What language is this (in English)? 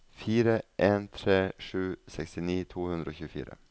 Norwegian